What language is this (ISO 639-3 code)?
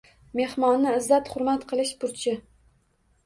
uzb